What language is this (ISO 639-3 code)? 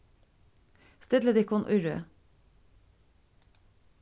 fao